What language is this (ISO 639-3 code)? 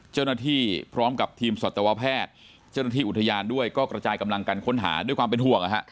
tha